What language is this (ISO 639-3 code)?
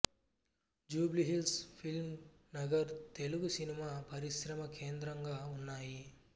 tel